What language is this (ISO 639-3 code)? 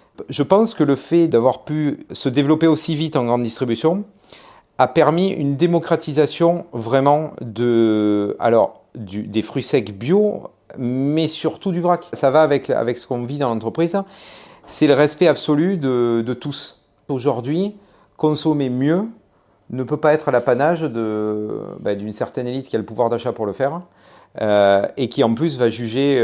fra